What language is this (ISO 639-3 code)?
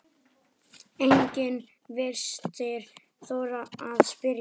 isl